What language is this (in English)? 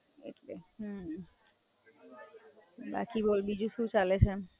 Gujarati